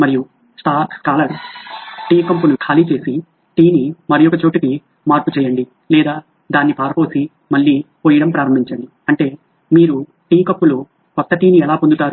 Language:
Telugu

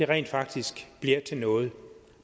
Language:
Danish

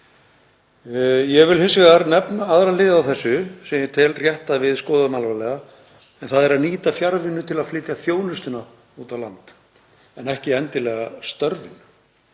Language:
Icelandic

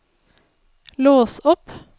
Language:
Norwegian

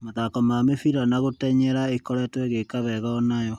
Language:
Kikuyu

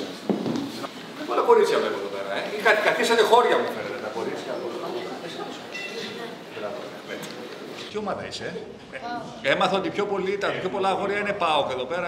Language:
Greek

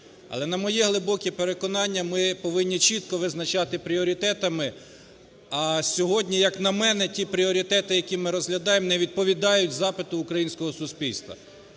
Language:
Ukrainian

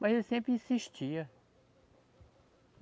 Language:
Portuguese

